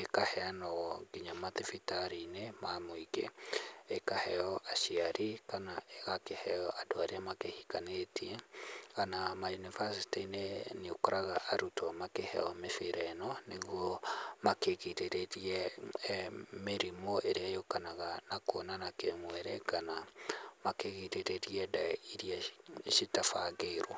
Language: Kikuyu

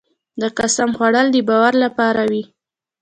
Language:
Pashto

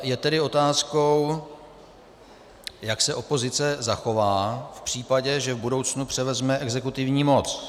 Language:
Czech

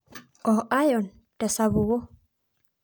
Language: Masai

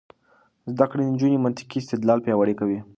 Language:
Pashto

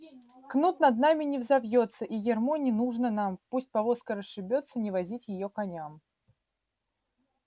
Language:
Russian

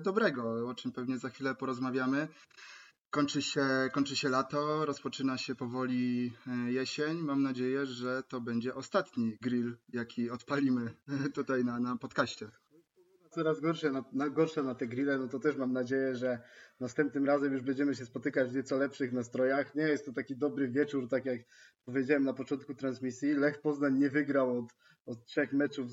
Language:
Polish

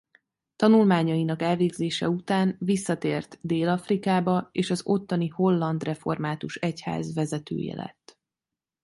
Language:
Hungarian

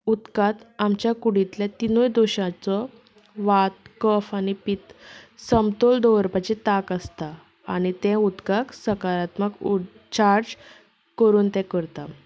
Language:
Konkani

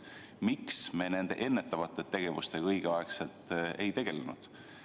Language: Estonian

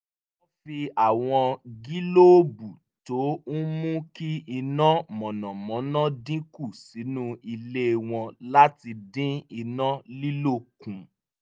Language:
Yoruba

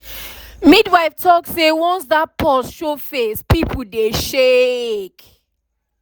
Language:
Nigerian Pidgin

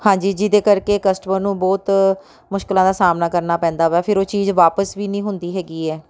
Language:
Punjabi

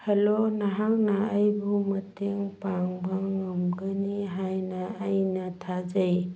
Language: Manipuri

